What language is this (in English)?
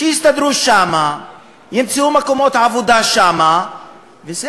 Hebrew